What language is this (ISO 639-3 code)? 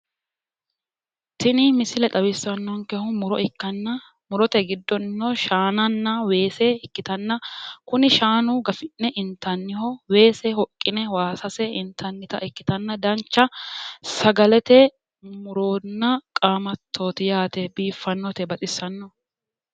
sid